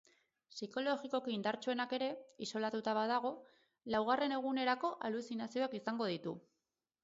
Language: Basque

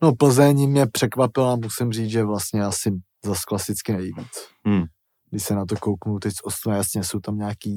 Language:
Czech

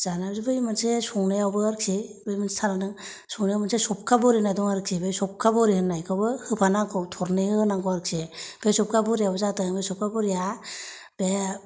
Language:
Bodo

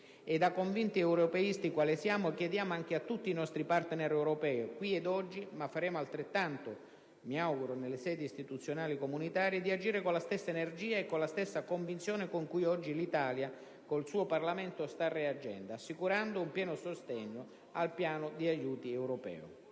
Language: Italian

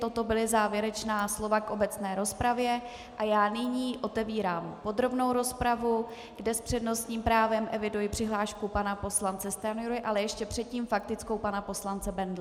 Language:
Czech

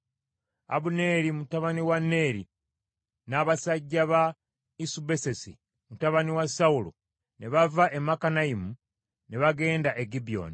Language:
Ganda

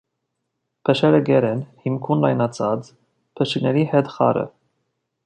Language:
Armenian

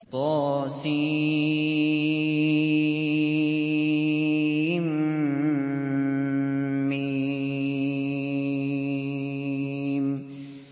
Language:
Arabic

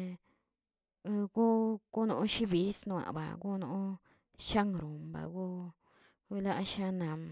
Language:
Tilquiapan Zapotec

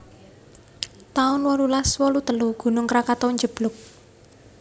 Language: Javanese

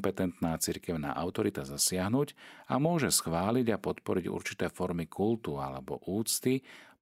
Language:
Slovak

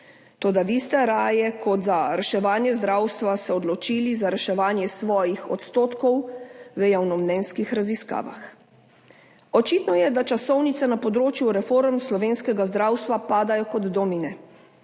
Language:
Slovenian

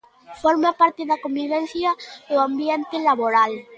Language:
Galician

